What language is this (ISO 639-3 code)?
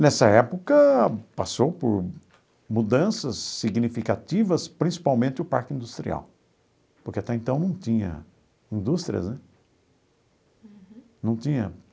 por